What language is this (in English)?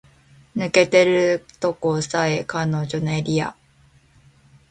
Japanese